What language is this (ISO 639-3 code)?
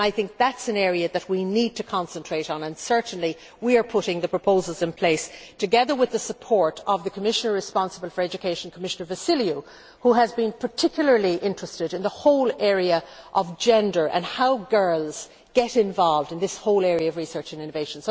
eng